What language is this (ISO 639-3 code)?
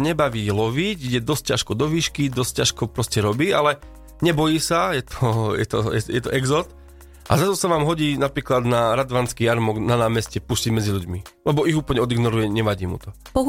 slk